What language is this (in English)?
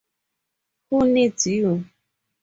English